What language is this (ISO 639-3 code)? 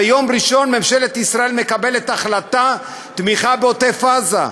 heb